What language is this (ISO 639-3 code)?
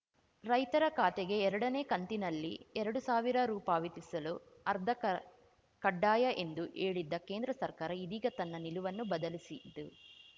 kan